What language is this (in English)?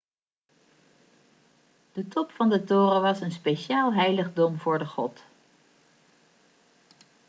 Dutch